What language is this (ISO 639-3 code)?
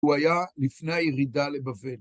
heb